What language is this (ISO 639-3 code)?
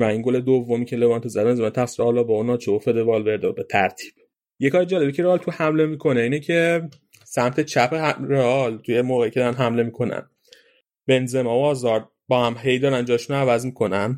fas